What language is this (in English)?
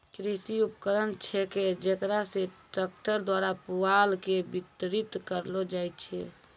Maithili